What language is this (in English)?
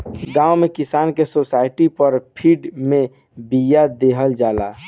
Bhojpuri